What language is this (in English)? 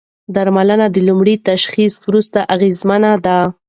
Pashto